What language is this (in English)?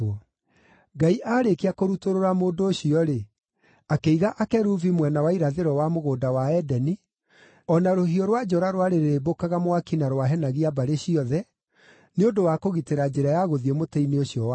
Kikuyu